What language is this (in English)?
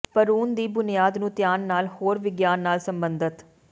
Punjabi